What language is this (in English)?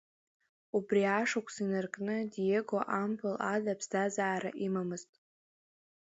Abkhazian